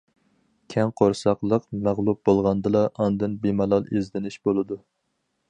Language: Uyghur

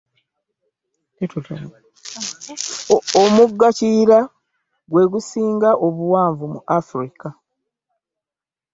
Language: Ganda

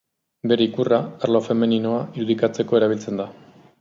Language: Basque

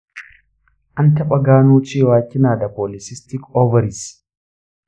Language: Hausa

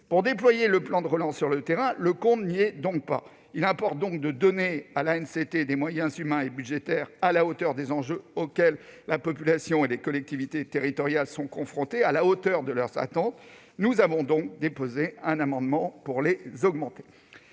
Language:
French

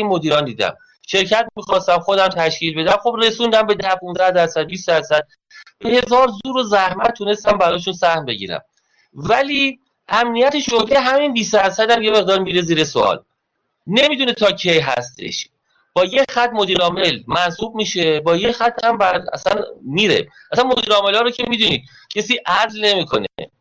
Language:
Persian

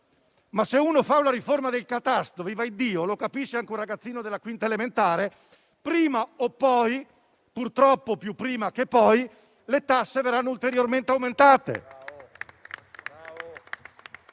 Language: Italian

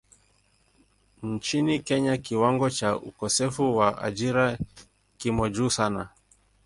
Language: Swahili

